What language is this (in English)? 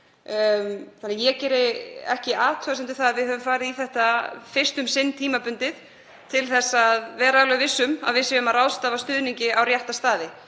Icelandic